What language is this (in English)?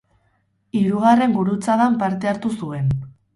Basque